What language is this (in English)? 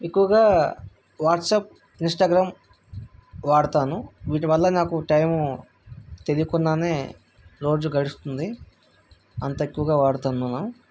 Telugu